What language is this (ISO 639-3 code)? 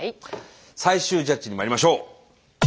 jpn